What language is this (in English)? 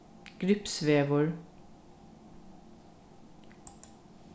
Faroese